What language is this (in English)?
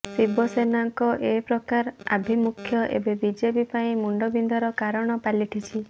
Odia